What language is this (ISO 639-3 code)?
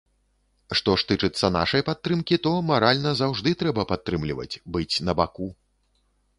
bel